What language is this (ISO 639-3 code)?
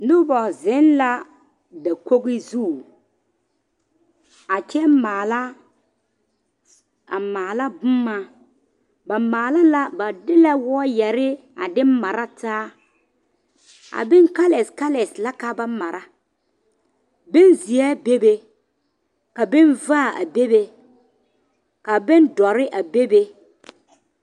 dga